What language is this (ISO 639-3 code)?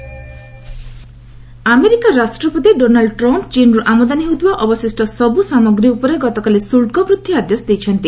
ori